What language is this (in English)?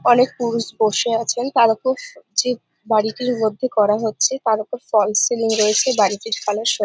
Bangla